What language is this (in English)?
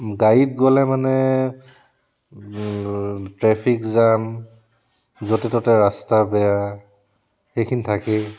Assamese